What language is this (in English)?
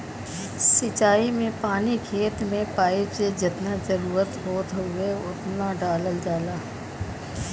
Bhojpuri